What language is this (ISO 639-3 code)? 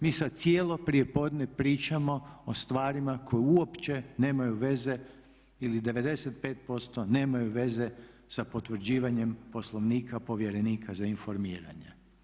hrv